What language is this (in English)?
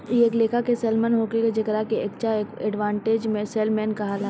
Bhojpuri